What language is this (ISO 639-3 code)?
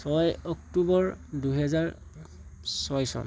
asm